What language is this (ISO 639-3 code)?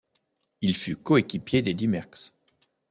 fra